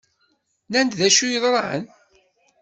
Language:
Kabyle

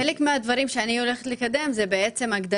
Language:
Hebrew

